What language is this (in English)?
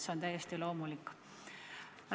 Estonian